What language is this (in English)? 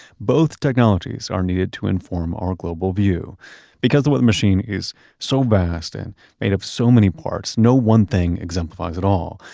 English